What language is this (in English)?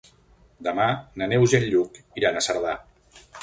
Catalan